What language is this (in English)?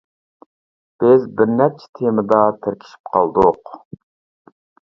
Uyghur